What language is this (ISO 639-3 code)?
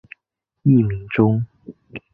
zho